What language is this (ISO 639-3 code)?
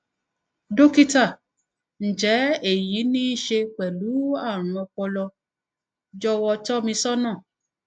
yor